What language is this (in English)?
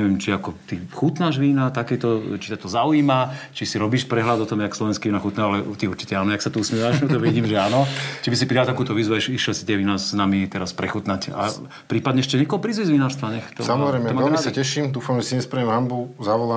Slovak